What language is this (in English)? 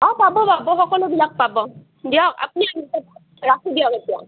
Assamese